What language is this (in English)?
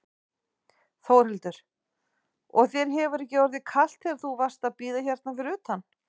Icelandic